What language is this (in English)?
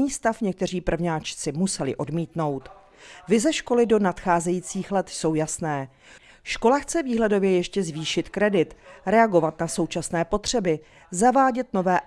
Czech